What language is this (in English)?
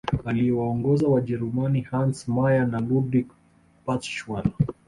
Swahili